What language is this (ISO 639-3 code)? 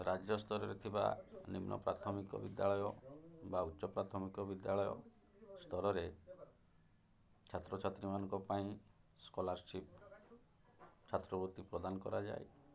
ori